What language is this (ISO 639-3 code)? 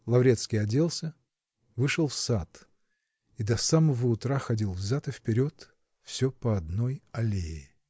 rus